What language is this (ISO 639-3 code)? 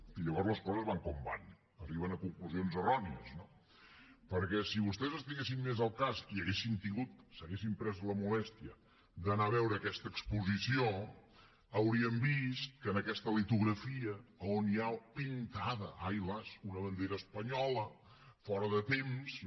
cat